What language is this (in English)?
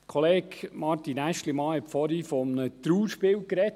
Swiss German